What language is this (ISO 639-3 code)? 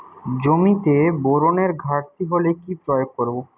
ben